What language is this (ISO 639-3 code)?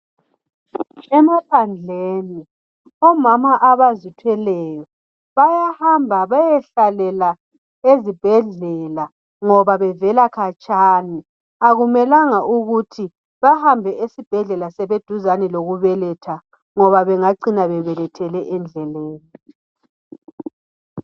nde